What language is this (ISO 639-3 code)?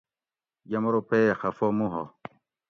gwc